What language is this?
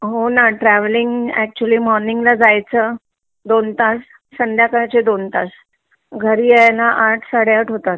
Marathi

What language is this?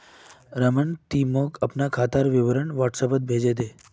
Magahi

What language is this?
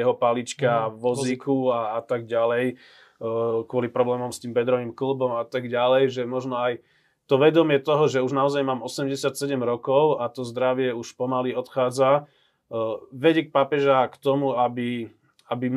Slovak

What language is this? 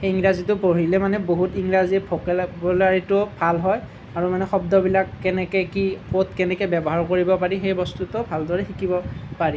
Assamese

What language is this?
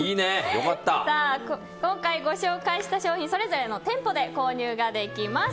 Japanese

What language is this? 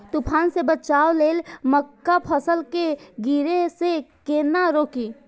Maithili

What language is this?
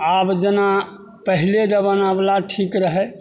Maithili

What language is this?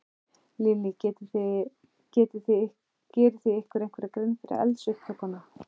Icelandic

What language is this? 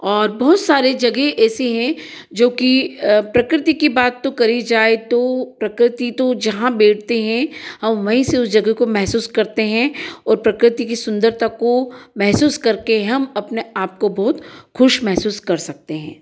Hindi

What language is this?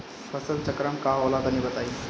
Bhojpuri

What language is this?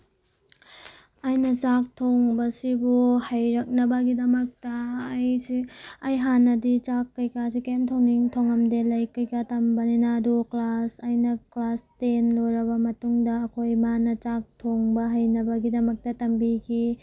Manipuri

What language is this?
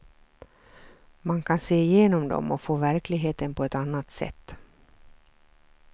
Swedish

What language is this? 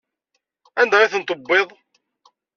Kabyle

